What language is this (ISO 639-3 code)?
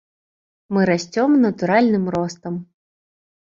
bel